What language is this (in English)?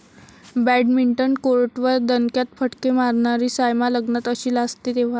Marathi